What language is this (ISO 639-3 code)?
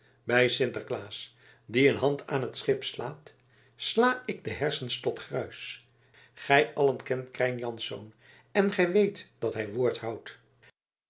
nld